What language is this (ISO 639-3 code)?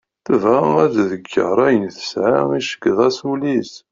kab